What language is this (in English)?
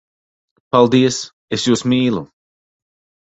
Latvian